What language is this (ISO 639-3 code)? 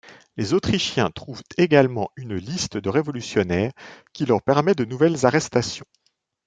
fra